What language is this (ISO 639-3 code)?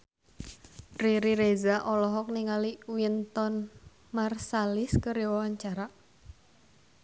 sun